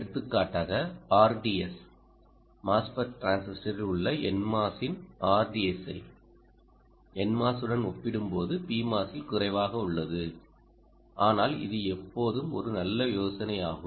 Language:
Tamil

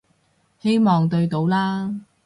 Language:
Cantonese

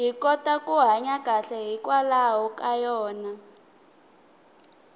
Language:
Tsonga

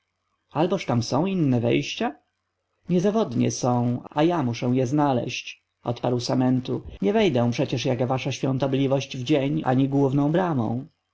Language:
Polish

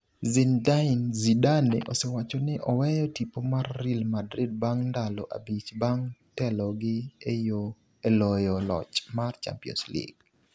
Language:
Luo (Kenya and Tanzania)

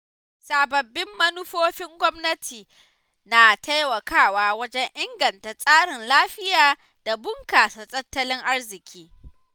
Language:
Hausa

